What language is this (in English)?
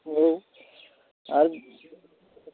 Bodo